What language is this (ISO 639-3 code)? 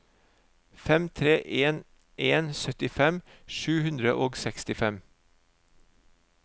nor